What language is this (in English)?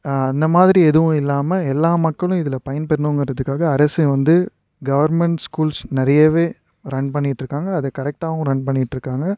Tamil